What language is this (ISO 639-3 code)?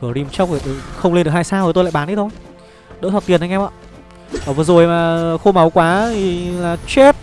vie